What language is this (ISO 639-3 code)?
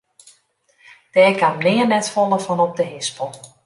fry